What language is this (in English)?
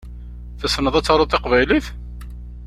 Kabyle